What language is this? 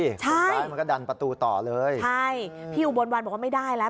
Thai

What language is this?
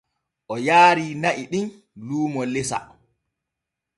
Borgu Fulfulde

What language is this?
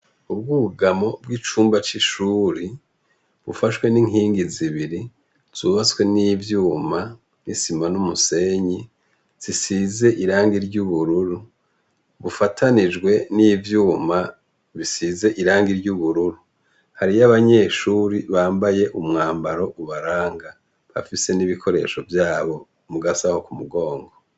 Rundi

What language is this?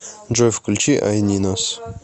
Russian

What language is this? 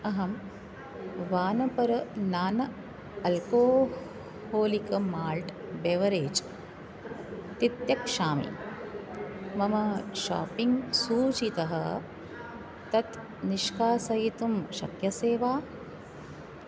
Sanskrit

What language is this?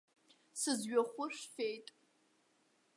Abkhazian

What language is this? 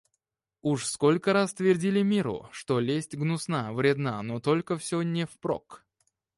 Russian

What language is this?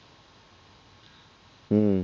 Bangla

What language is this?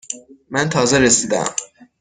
Persian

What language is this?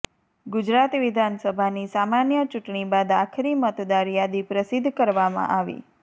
Gujarati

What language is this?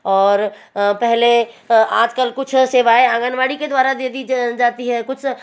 Hindi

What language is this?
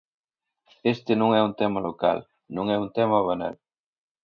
Galician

